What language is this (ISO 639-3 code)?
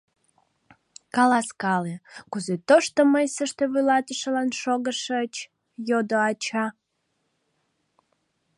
chm